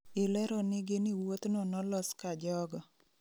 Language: Luo (Kenya and Tanzania)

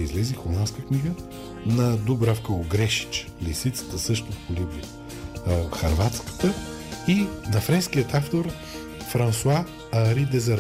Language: Bulgarian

